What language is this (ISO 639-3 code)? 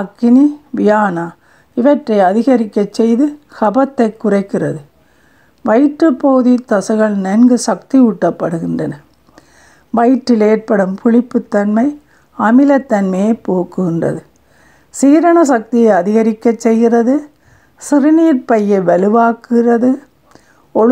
tam